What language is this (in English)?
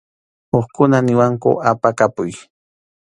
Arequipa-La Unión Quechua